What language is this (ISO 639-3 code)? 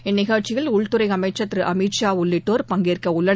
tam